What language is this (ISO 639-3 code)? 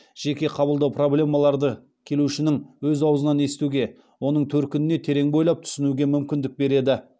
kaz